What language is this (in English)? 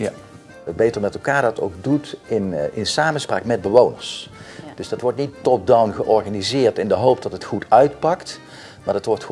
Dutch